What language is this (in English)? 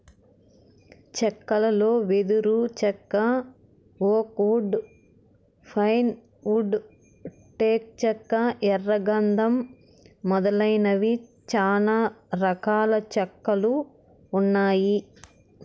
Telugu